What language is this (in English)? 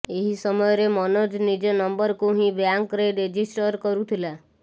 Odia